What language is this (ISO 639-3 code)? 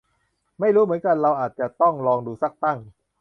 tha